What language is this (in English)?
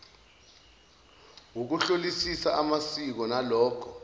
Zulu